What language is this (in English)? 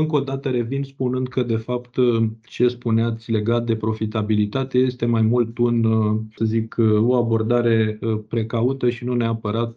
Romanian